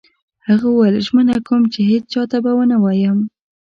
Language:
Pashto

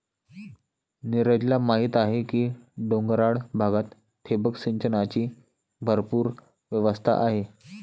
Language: Marathi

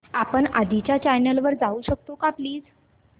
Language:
Marathi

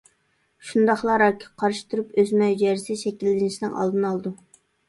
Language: Uyghur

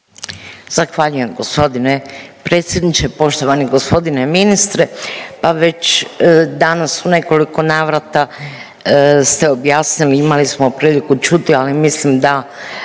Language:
Croatian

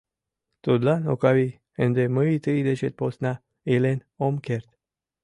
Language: Mari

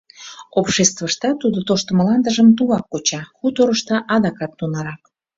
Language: Mari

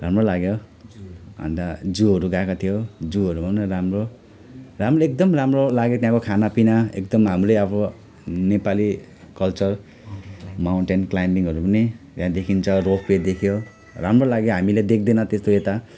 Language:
Nepali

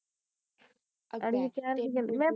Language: Punjabi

